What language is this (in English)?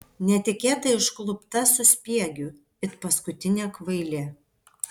Lithuanian